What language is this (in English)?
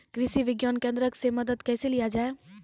Maithili